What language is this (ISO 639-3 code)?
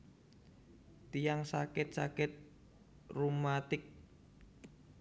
jav